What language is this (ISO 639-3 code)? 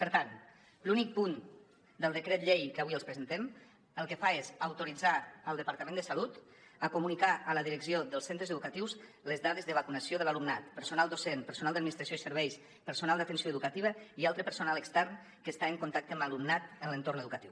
cat